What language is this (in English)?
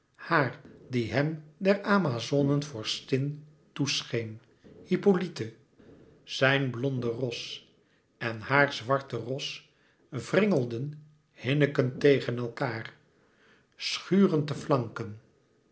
Dutch